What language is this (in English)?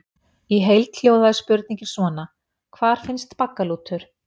Icelandic